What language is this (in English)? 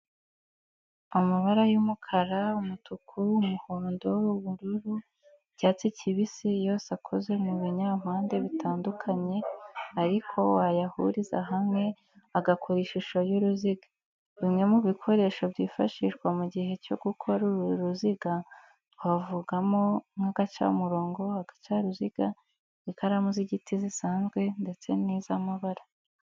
Kinyarwanda